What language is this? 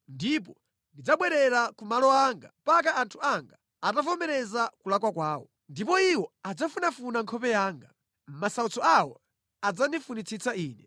Nyanja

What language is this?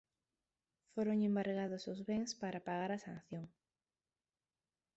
Galician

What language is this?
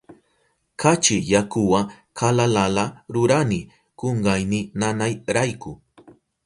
Southern Pastaza Quechua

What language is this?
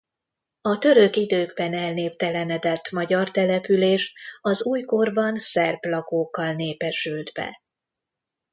Hungarian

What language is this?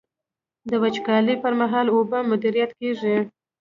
Pashto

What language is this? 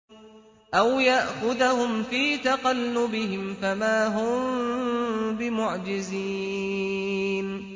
Arabic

